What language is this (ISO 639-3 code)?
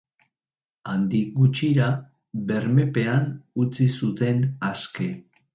eus